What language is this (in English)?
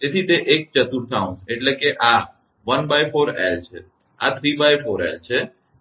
Gujarati